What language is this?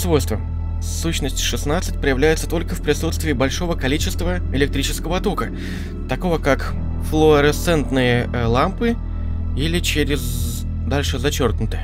Russian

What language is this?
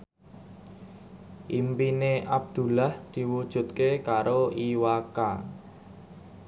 Javanese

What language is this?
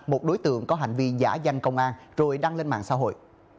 Vietnamese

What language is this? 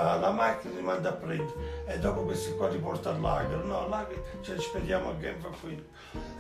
Italian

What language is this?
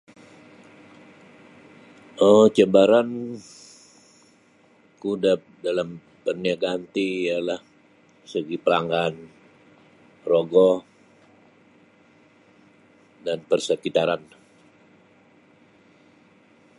Sabah Bisaya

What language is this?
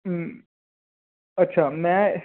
Punjabi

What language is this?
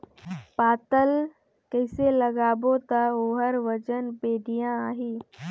Chhattisgarhi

